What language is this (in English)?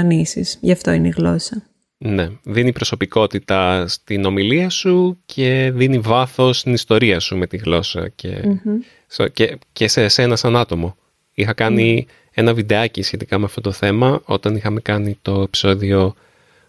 Greek